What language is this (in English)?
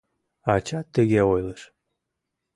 Mari